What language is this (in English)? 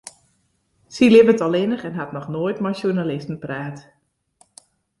Western Frisian